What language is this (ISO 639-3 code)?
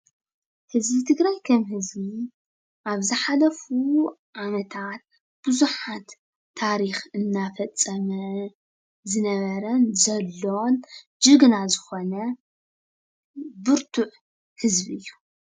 tir